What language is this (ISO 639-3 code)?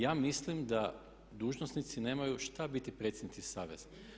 hrv